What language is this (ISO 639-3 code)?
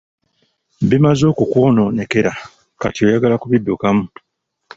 lug